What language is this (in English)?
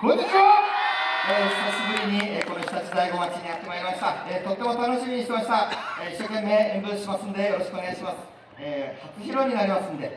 Japanese